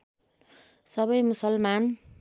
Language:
Nepali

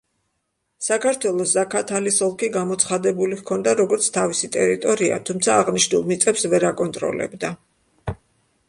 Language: Georgian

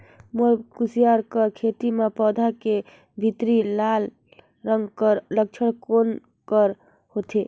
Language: Chhattisgarhi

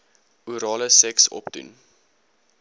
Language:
Afrikaans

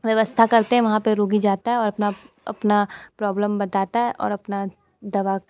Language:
Hindi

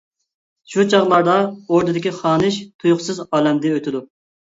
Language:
Uyghur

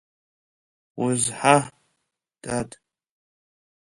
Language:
Abkhazian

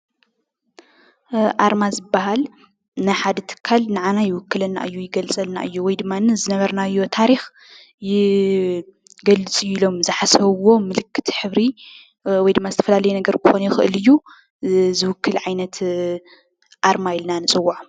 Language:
Tigrinya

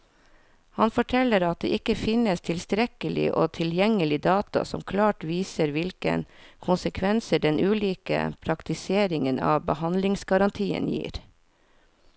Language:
Norwegian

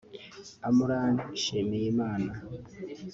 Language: Kinyarwanda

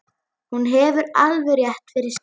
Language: Icelandic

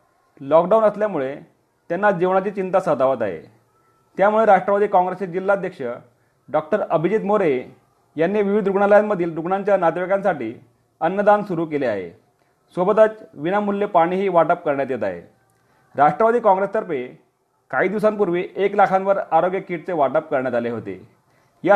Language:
Marathi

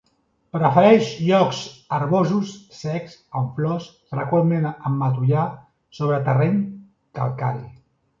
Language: Catalan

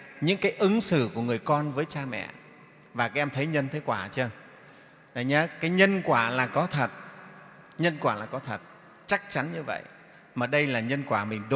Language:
Vietnamese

